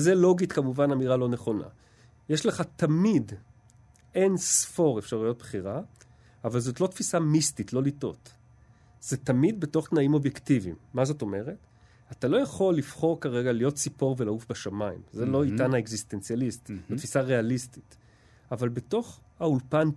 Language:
Hebrew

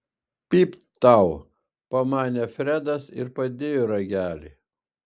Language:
Lithuanian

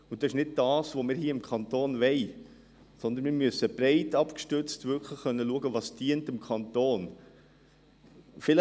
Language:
Swiss German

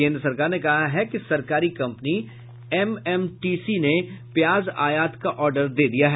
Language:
Hindi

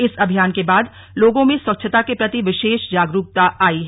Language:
Hindi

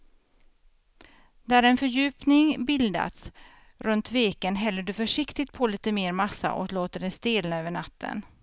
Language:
Swedish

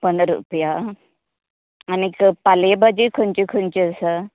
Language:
Konkani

